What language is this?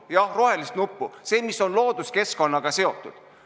Estonian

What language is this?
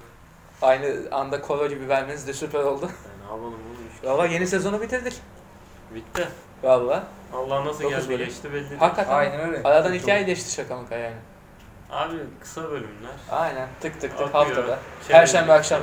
Turkish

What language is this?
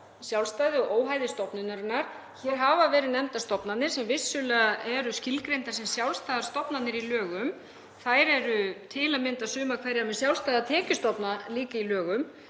Icelandic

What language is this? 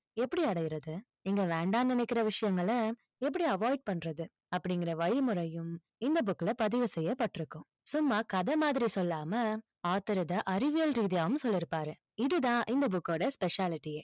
Tamil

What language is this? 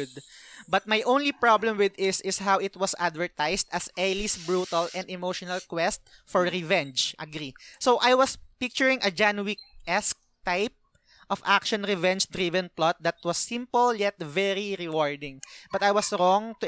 Filipino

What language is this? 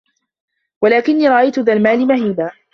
Arabic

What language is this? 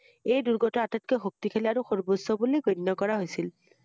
Assamese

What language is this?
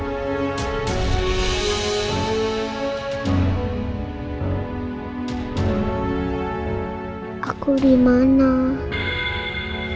Indonesian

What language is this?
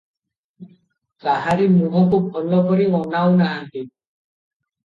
Odia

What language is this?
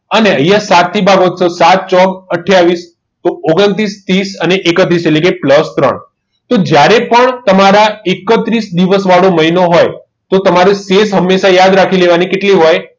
Gujarati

